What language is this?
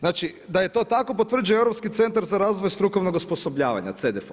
Croatian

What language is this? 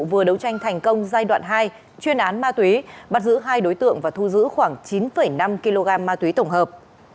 Vietnamese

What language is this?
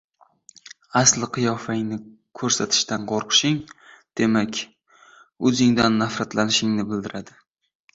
Uzbek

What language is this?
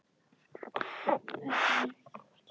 Icelandic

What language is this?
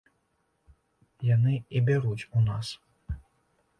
Belarusian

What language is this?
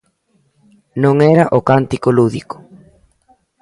Galician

